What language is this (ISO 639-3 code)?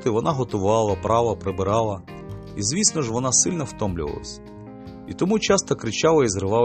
ukr